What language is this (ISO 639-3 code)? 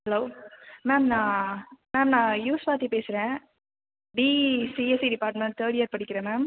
tam